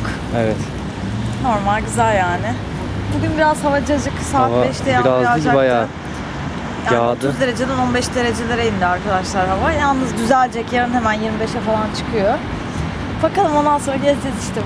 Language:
Turkish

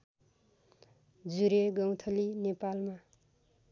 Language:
Nepali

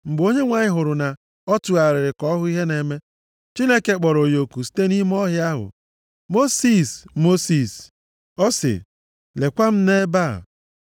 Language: Igbo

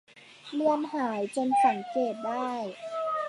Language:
Thai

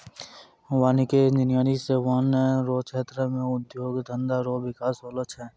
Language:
Maithili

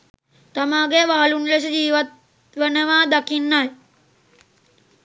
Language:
Sinhala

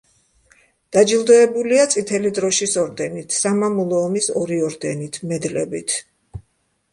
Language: Georgian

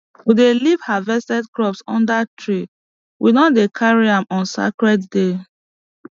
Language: Nigerian Pidgin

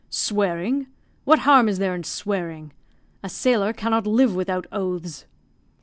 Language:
English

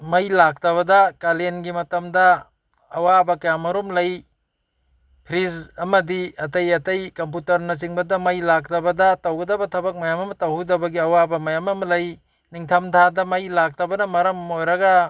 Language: Manipuri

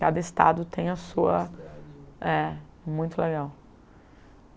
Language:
Portuguese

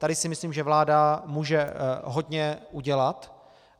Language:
Czech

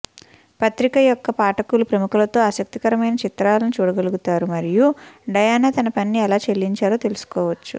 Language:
Telugu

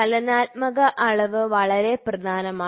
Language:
Malayalam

